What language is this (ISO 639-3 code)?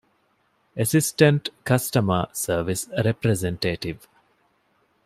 div